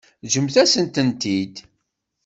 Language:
Kabyle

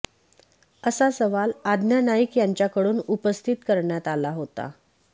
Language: Marathi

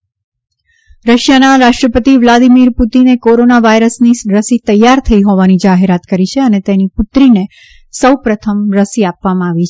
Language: Gujarati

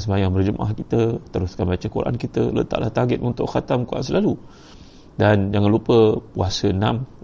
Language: Malay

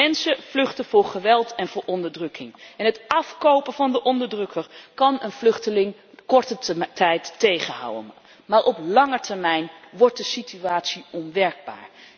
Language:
Dutch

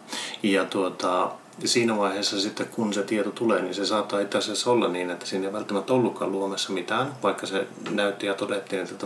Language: Finnish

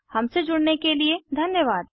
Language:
Hindi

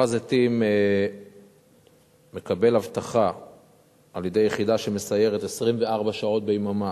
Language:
Hebrew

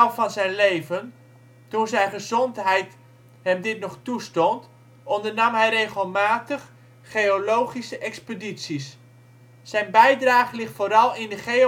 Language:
Dutch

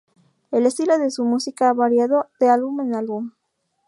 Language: Spanish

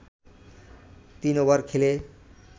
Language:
Bangla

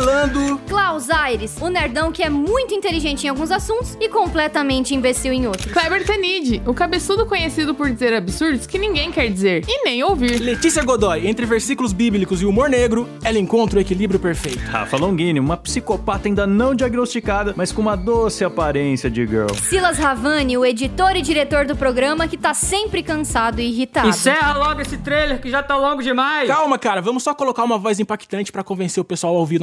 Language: Portuguese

